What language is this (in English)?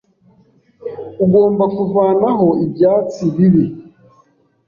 Kinyarwanda